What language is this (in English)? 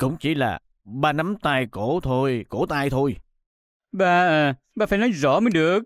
Vietnamese